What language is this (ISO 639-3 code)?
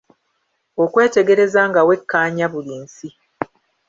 lug